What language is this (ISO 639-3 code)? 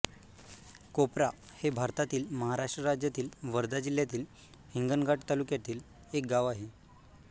mar